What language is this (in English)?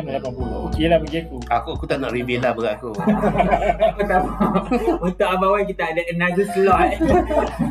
Malay